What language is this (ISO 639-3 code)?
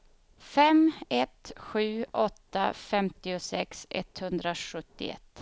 swe